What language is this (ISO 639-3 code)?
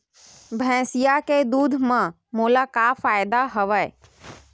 hne